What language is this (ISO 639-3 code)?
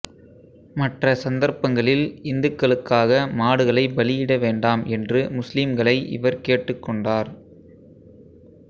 tam